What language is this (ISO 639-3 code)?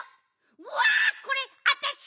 jpn